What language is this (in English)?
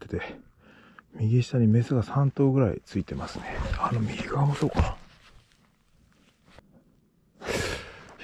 Japanese